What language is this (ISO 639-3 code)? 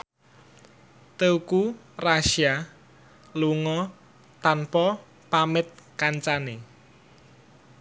jav